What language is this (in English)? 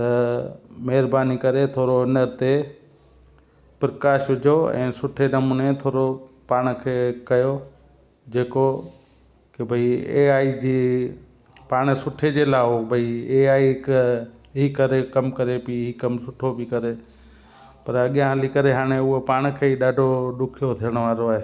Sindhi